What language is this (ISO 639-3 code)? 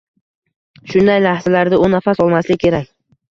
uzb